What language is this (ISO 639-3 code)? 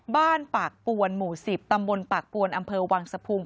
tha